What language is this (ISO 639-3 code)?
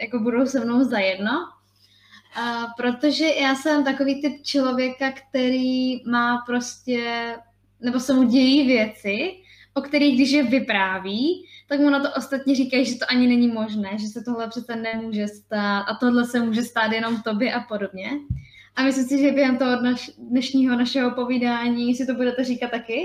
ces